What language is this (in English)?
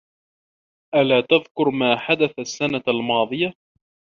Arabic